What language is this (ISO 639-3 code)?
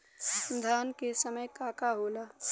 bho